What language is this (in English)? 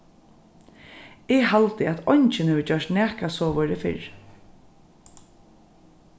Faroese